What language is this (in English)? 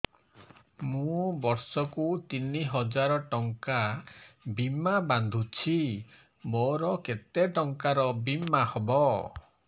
Odia